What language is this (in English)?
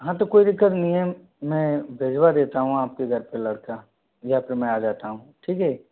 Hindi